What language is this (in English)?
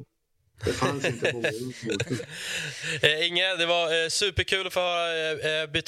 Swedish